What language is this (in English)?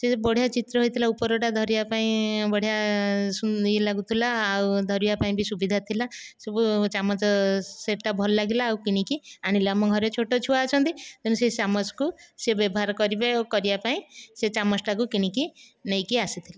Odia